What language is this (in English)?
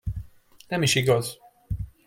Hungarian